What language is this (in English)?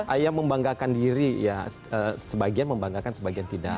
Indonesian